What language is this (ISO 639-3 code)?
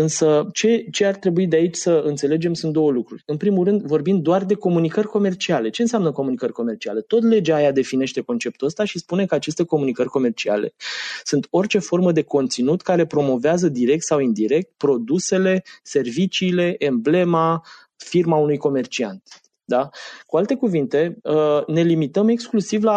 ron